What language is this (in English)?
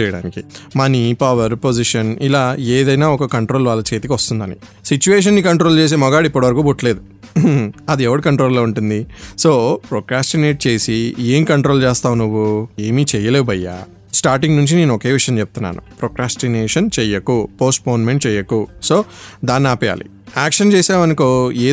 Telugu